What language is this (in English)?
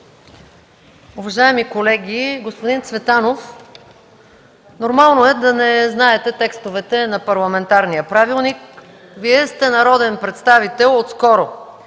Bulgarian